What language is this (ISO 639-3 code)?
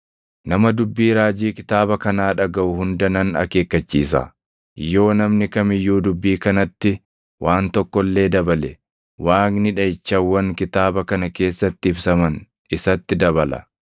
orm